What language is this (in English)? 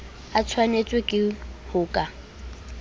Southern Sotho